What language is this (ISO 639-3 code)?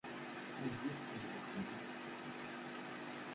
kab